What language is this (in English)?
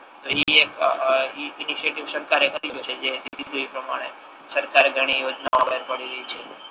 Gujarati